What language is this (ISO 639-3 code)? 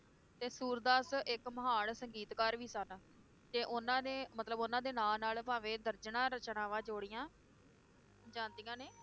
pan